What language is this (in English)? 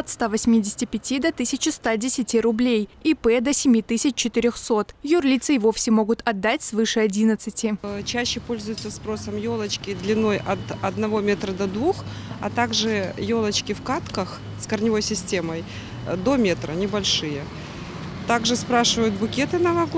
Russian